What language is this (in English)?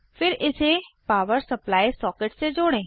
Hindi